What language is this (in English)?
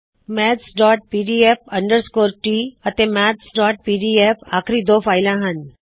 Punjabi